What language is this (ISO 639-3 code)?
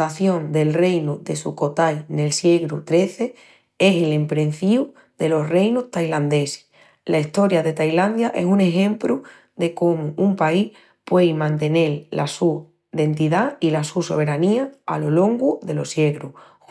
ext